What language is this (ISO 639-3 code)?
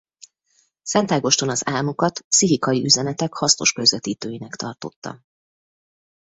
hun